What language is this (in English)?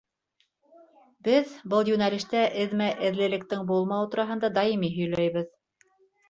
Bashkir